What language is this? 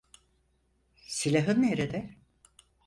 Turkish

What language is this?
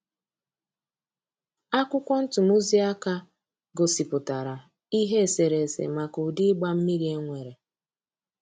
Igbo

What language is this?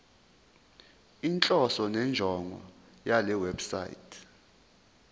Zulu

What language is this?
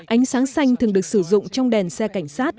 Vietnamese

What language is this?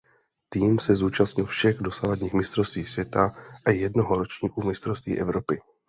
Czech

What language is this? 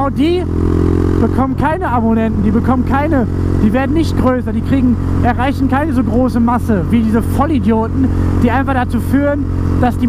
German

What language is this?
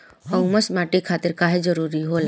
Bhojpuri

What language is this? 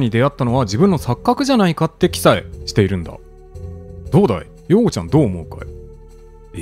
Japanese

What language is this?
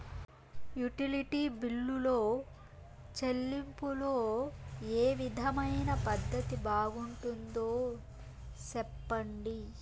Telugu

